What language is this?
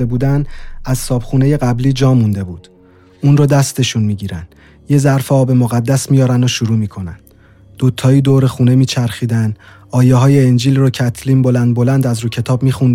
Persian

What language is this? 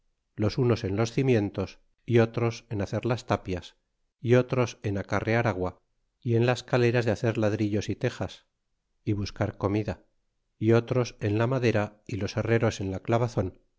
Spanish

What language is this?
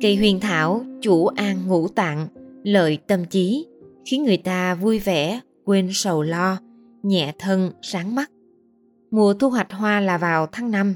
Vietnamese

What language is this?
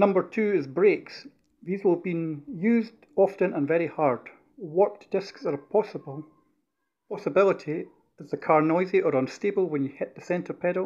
English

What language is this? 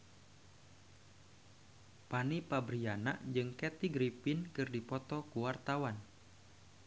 Sundanese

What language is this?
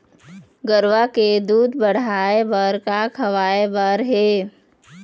Chhattisgarhi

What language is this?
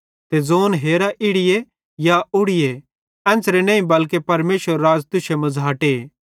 Bhadrawahi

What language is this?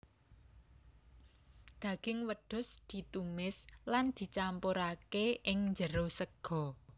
Javanese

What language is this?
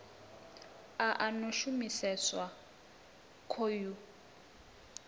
Venda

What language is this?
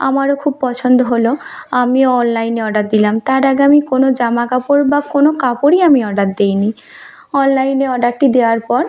Bangla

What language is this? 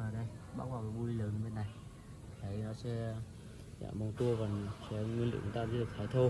Vietnamese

